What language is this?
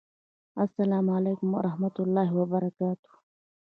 Pashto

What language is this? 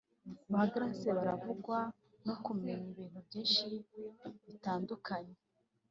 Kinyarwanda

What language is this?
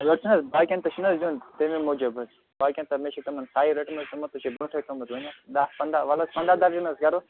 Kashmiri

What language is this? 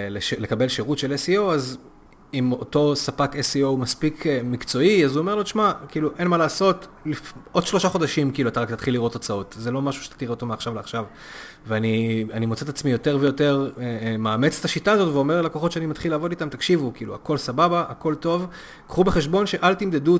Hebrew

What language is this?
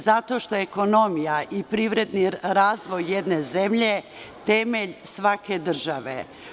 Serbian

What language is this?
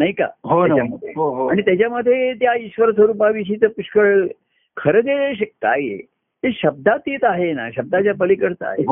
Marathi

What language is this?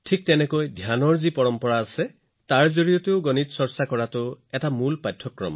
Assamese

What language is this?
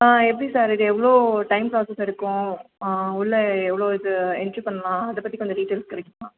Tamil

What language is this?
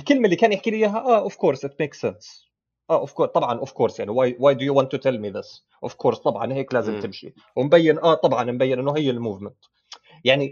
Arabic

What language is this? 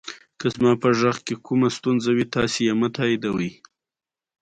Pashto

